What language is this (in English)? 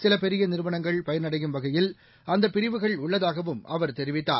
Tamil